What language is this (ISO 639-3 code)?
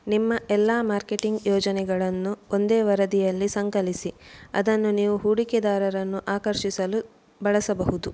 kan